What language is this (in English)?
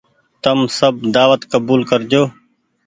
Goaria